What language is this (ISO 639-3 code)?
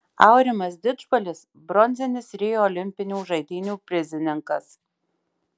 lit